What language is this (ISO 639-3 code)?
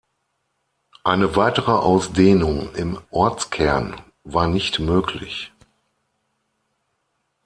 deu